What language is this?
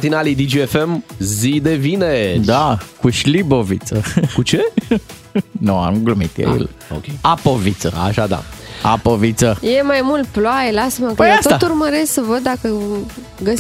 Romanian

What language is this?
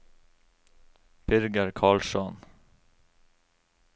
Norwegian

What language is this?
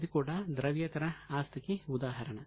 Telugu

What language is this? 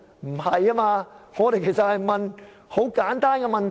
Cantonese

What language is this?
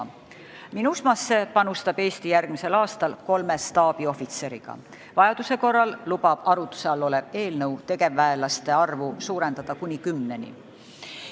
Estonian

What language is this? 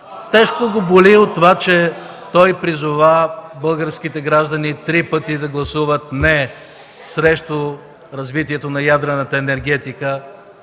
Bulgarian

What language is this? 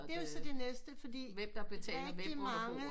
Danish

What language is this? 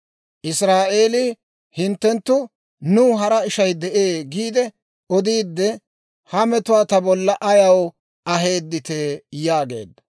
Dawro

